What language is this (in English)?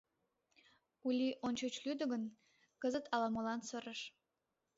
Mari